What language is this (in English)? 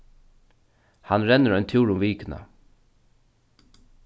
Faroese